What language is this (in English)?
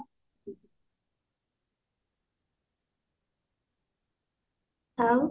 Odia